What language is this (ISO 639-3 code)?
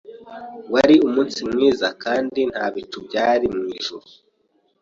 kin